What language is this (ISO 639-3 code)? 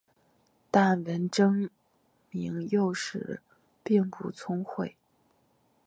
zho